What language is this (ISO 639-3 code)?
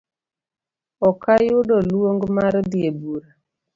luo